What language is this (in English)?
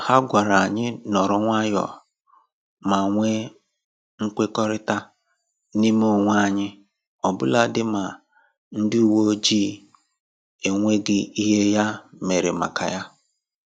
Igbo